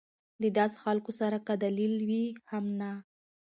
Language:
Pashto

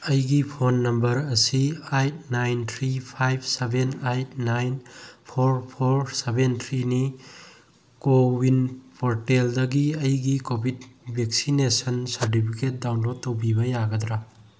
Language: Manipuri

